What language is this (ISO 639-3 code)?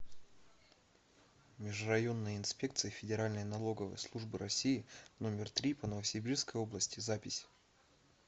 rus